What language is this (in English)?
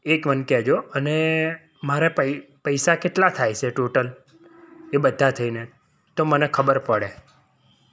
Gujarati